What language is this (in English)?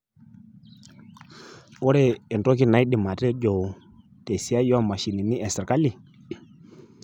Masai